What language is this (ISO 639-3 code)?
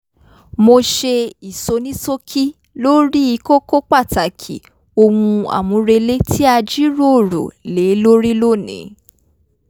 yor